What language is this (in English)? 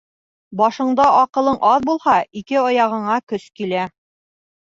Bashkir